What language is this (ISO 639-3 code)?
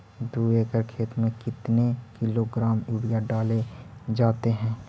mag